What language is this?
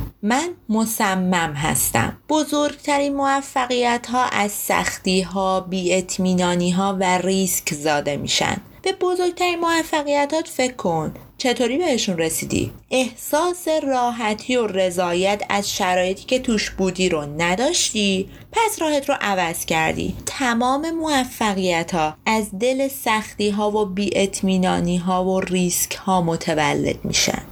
Persian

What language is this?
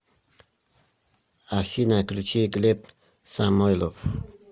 Russian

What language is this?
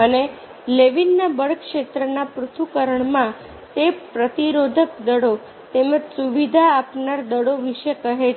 Gujarati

